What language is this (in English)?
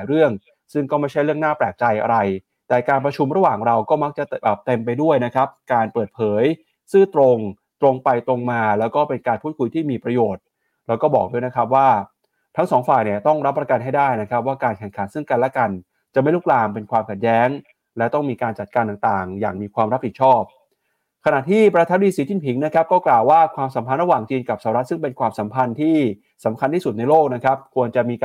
Thai